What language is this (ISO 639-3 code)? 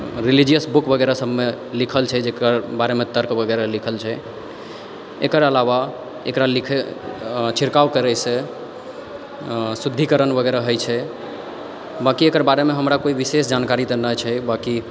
mai